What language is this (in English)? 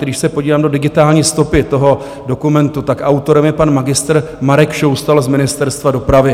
Czech